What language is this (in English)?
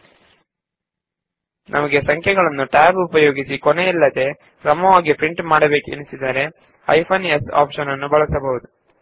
Kannada